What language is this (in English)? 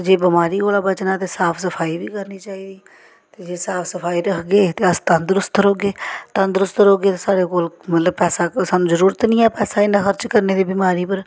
Dogri